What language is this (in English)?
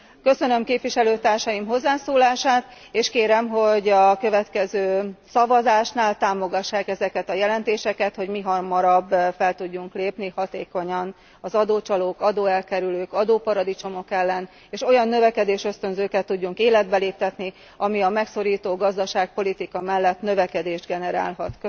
Hungarian